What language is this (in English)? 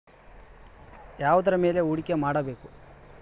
Kannada